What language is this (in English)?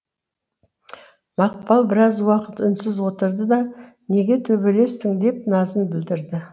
Kazakh